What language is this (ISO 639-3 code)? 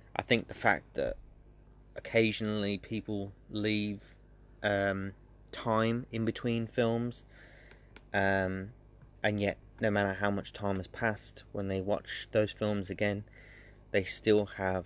eng